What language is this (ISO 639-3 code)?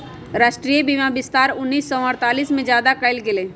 mag